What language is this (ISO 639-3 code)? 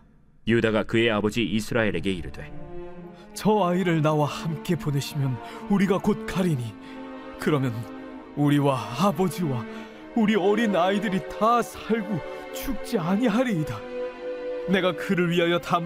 kor